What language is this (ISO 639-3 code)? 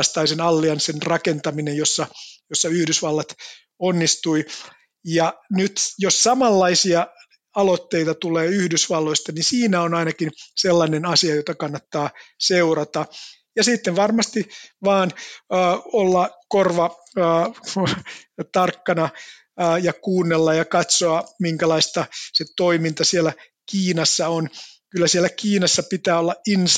fin